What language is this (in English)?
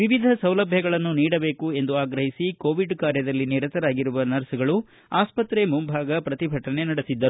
Kannada